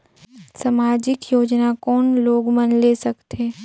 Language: Chhattisgarhi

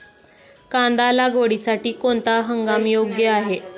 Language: Marathi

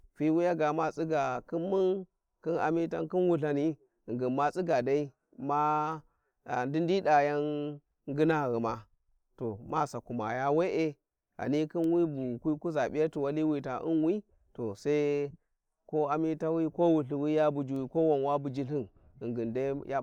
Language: Warji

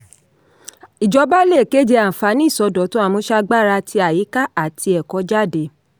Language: Yoruba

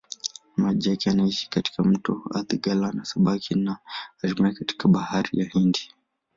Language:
Swahili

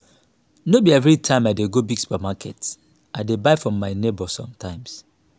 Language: Nigerian Pidgin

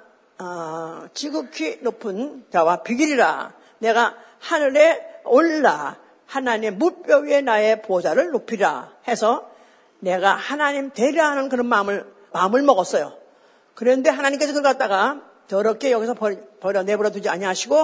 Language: Korean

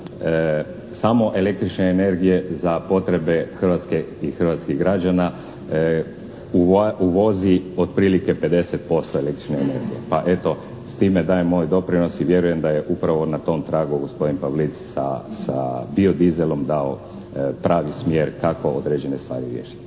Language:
Croatian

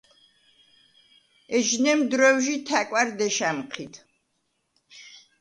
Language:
Svan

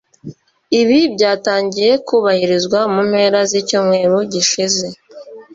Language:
Kinyarwanda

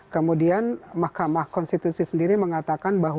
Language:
Indonesian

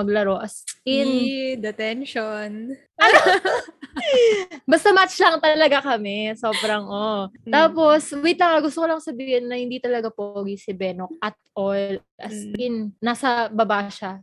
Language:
Filipino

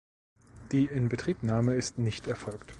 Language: German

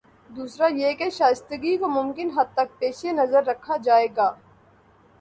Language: Urdu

